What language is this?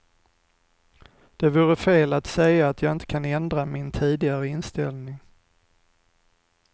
Swedish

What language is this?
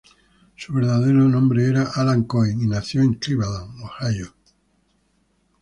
Spanish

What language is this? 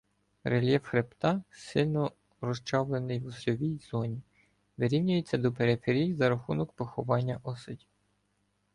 Ukrainian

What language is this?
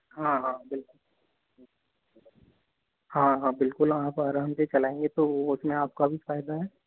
Hindi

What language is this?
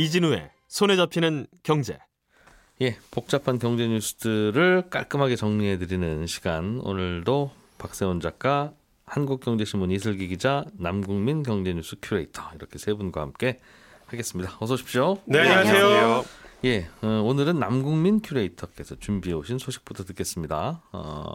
Korean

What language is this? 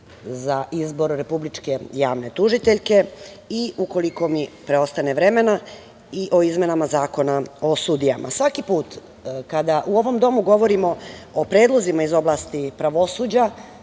Serbian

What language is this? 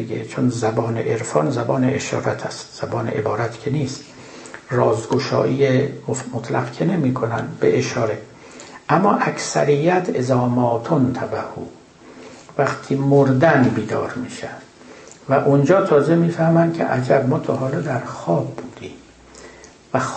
Persian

